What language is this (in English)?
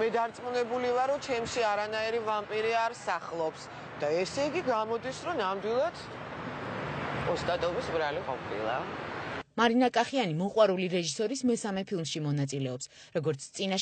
Romanian